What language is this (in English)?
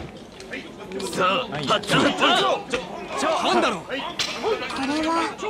Japanese